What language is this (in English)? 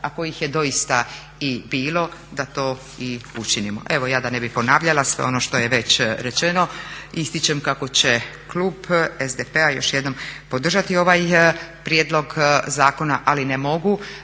Croatian